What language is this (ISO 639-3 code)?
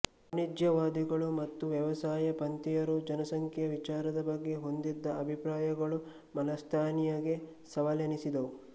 kan